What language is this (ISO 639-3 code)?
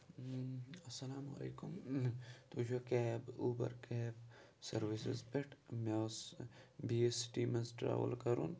kas